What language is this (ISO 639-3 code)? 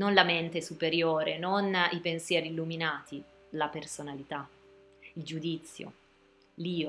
ita